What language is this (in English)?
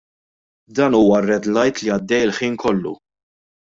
Maltese